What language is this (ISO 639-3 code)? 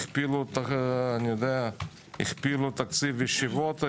heb